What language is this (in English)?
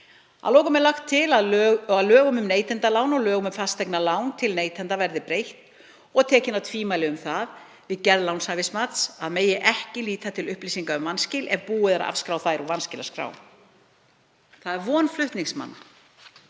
Icelandic